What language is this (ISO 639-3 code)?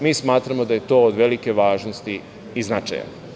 srp